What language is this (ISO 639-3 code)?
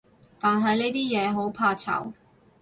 yue